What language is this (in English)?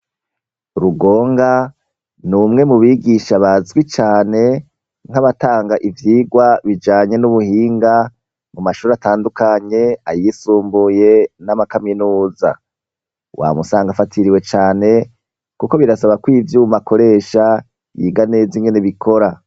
Rundi